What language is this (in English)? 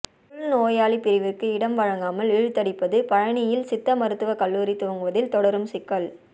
Tamil